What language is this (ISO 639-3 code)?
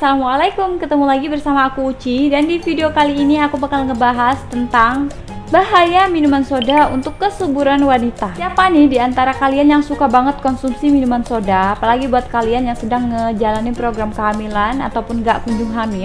ind